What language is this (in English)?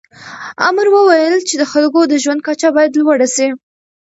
Pashto